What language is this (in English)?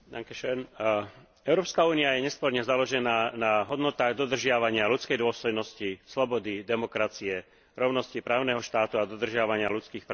Slovak